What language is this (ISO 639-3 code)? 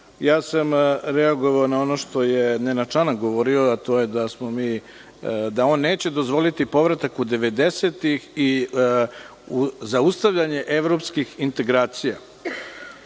srp